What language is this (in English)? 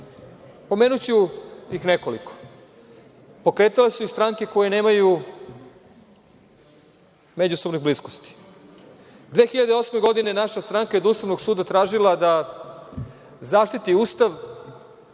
Serbian